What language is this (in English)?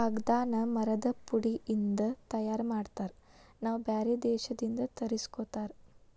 Kannada